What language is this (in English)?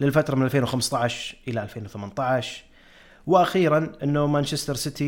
Arabic